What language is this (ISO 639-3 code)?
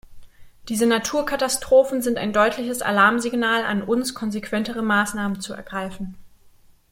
deu